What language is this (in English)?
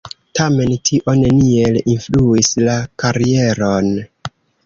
Esperanto